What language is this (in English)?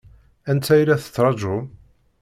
Kabyle